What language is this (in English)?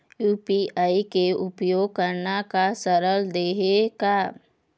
Chhattisgarhi